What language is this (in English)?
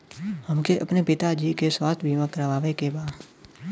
Bhojpuri